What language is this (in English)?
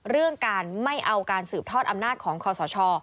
Thai